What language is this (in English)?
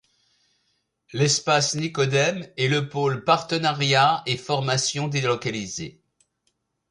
French